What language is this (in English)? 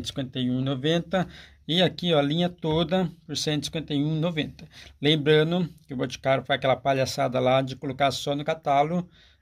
Portuguese